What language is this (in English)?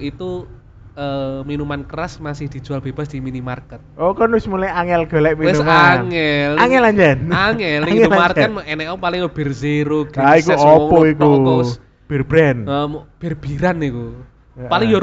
Indonesian